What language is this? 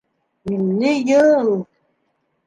Bashkir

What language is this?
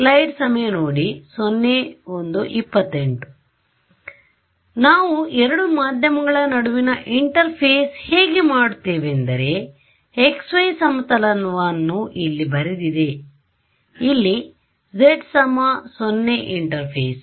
Kannada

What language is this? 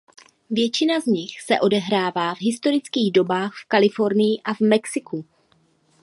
Czech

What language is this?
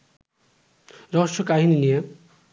Bangla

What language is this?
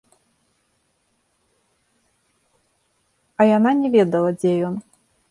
Belarusian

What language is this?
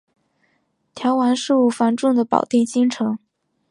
Chinese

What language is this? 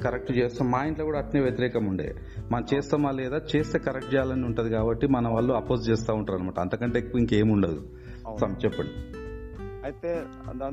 Telugu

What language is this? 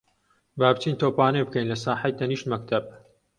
Central Kurdish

